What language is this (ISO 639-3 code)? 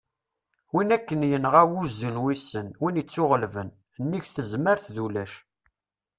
kab